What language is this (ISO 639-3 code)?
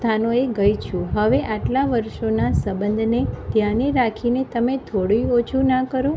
guj